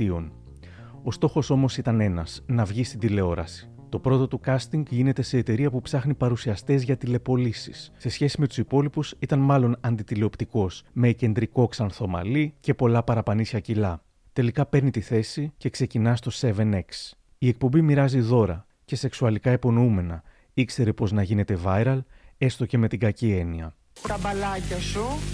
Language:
Greek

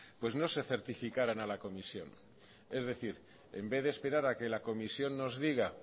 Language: Spanish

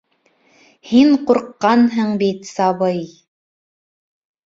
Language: Bashkir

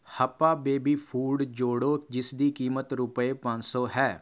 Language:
Punjabi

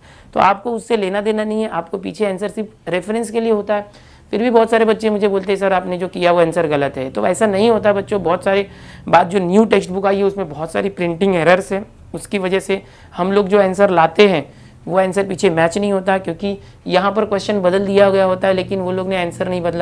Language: Hindi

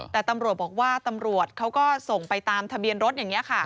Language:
Thai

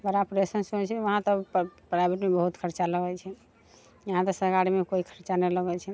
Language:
Maithili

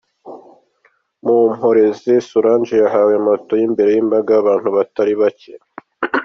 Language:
Kinyarwanda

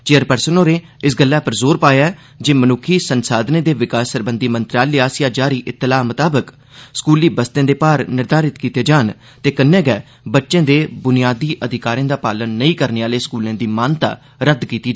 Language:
Dogri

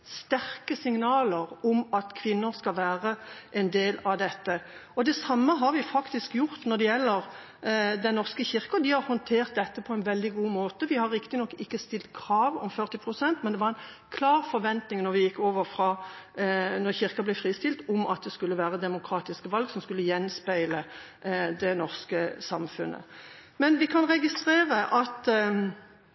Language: Norwegian Bokmål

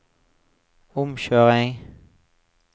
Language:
Norwegian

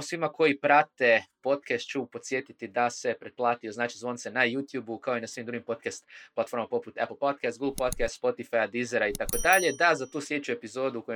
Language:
Croatian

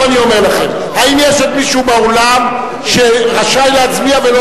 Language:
Hebrew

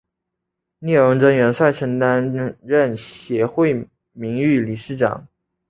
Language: Chinese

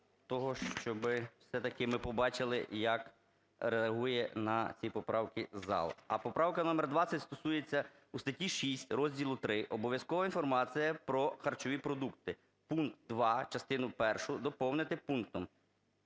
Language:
Ukrainian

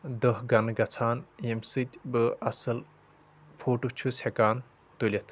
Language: Kashmiri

